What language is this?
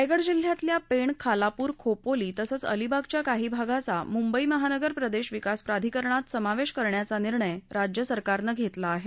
Marathi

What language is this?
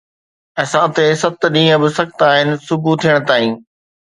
Sindhi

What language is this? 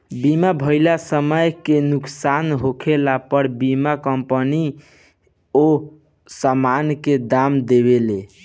Bhojpuri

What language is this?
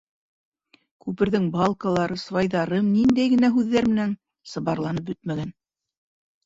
Bashkir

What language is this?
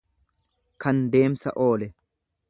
Oromo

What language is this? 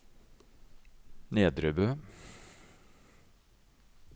Norwegian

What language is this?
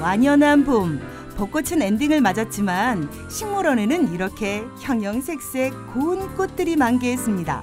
Korean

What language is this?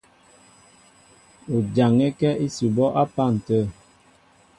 Mbo (Cameroon)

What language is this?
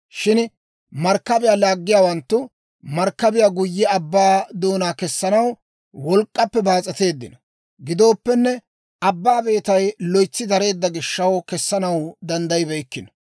Dawro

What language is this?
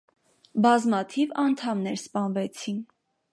Armenian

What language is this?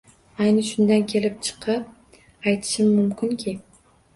Uzbek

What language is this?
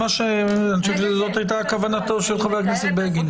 Hebrew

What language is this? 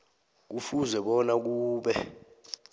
South Ndebele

